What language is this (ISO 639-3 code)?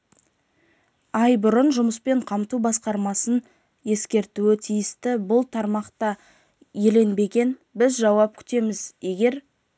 kaz